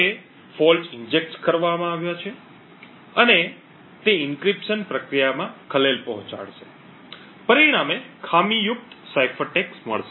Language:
Gujarati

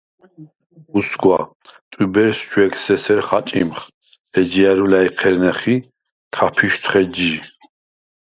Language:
Svan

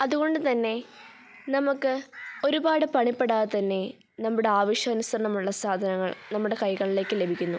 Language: Malayalam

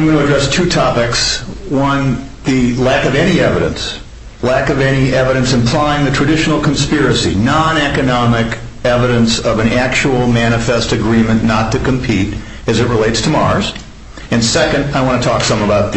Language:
English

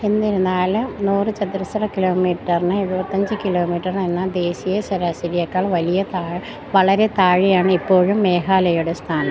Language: Malayalam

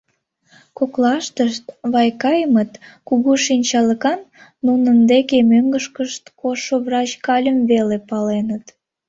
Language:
Mari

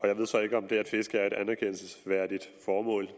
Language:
Danish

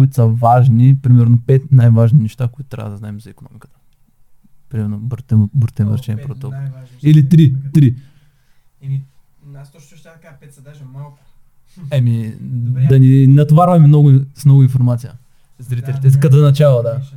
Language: Bulgarian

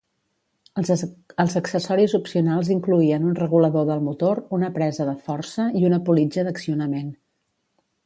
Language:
Catalan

